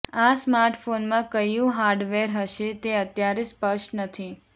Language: Gujarati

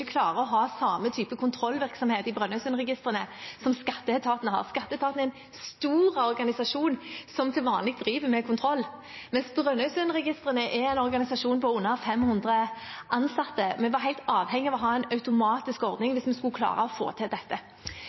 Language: Norwegian Bokmål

